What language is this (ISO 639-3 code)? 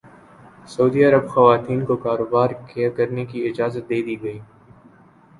urd